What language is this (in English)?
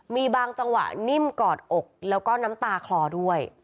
Thai